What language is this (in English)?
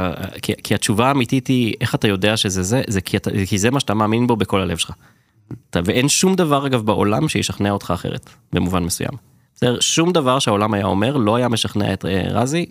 Hebrew